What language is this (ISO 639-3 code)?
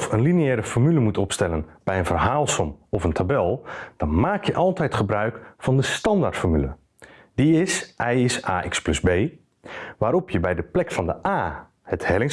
nld